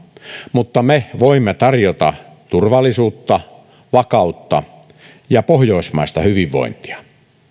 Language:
Finnish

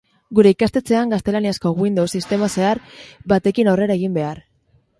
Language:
Basque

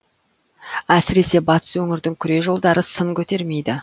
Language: Kazakh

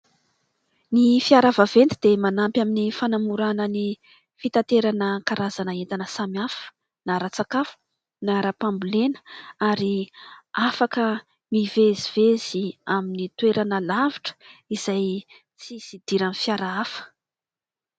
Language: Malagasy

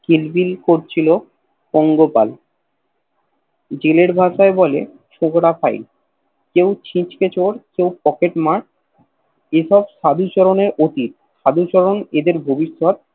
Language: Bangla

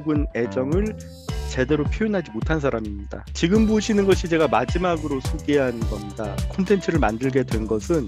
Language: Korean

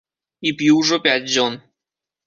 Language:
Belarusian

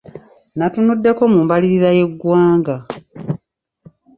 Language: Ganda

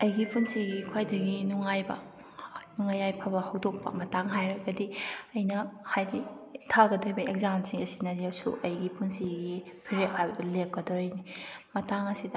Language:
Manipuri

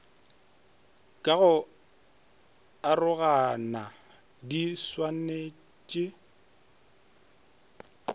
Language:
Northern Sotho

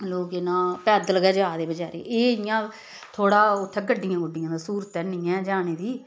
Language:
Dogri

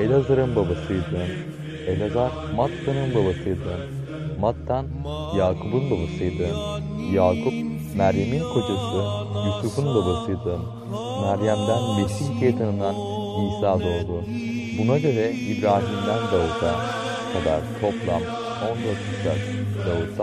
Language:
Turkish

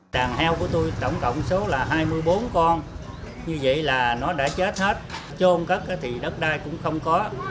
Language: Vietnamese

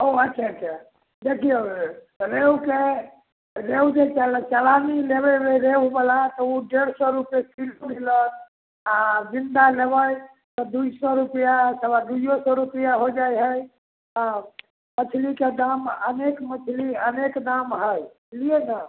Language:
Maithili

